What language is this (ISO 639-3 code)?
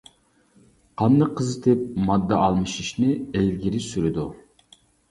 uig